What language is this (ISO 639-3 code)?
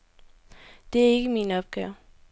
dan